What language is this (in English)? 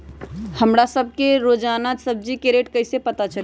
Magahi